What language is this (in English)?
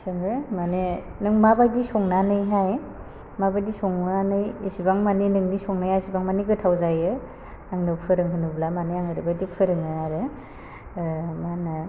Bodo